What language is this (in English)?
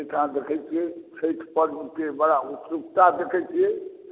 Maithili